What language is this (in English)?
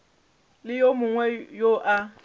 Northern Sotho